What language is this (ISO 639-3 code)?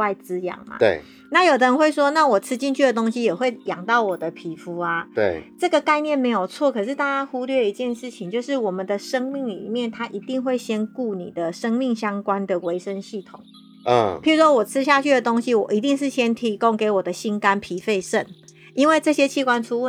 zho